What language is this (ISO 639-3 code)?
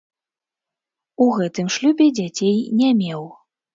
bel